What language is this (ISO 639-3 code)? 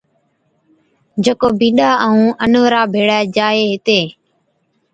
odk